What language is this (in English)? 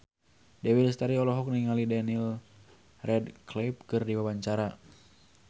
Sundanese